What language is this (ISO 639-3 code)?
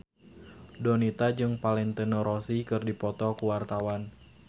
sun